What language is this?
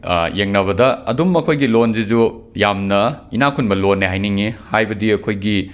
Manipuri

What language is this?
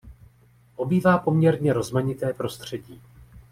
Czech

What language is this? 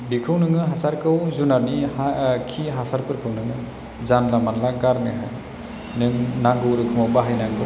Bodo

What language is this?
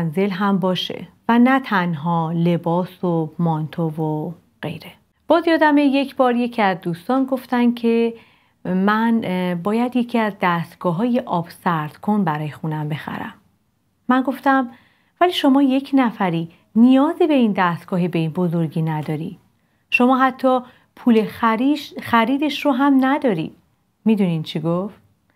Persian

